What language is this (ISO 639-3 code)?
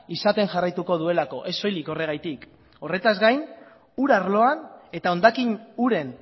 eus